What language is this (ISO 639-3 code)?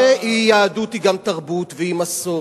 heb